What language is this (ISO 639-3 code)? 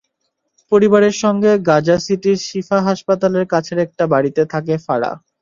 ben